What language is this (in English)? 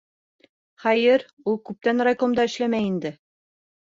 Bashkir